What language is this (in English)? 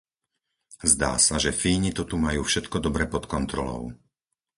Slovak